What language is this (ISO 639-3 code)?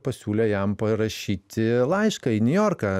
lit